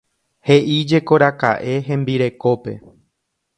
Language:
Guarani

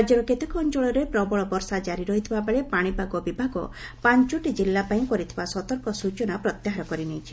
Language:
Odia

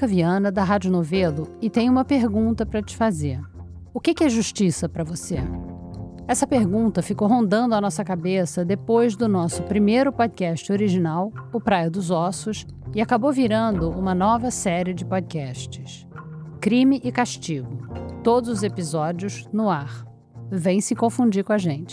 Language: Portuguese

